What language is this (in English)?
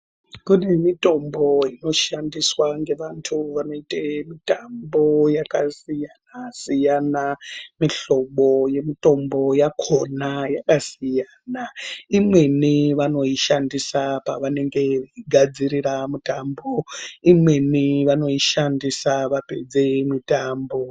Ndau